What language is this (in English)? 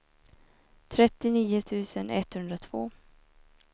Swedish